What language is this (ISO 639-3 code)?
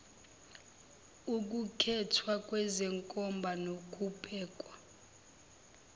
zul